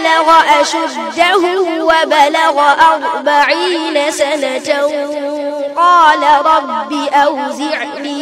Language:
Arabic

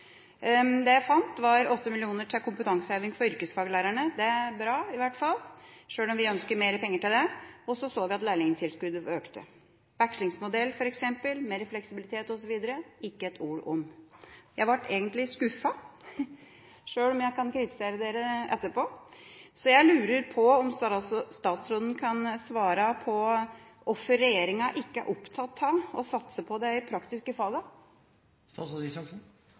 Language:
Norwegian Bokmål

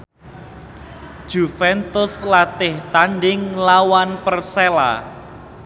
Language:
Javanese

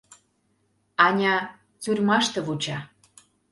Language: Mari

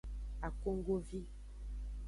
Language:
Aja (Benin)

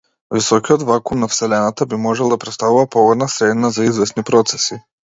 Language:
Macedonian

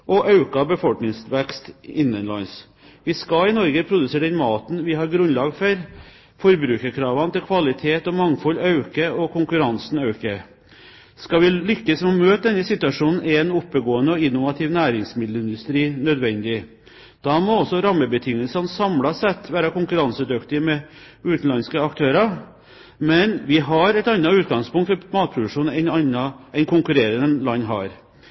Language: Norwegian Bokmål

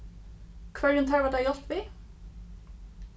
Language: Faroese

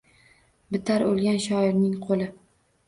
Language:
Uzbek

